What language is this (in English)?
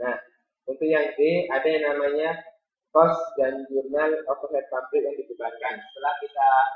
Indonesian